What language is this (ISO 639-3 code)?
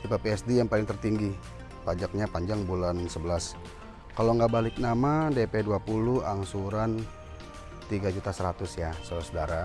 ind